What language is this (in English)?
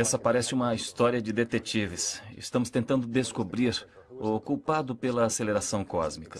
Portuguese